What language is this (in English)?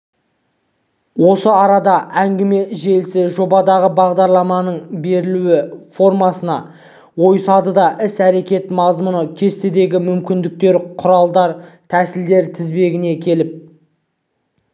Kazakh